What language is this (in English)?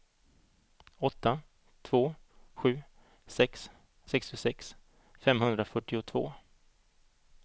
Swedish